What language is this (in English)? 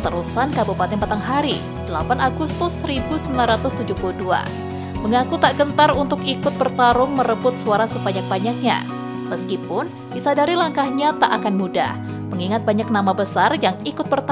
Indonesian